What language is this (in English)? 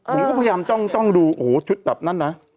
Thai